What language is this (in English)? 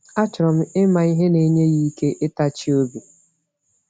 Igbo